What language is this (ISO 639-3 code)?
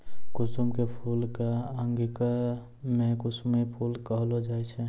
mai